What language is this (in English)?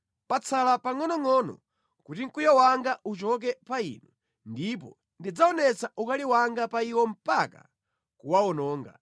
Nyanja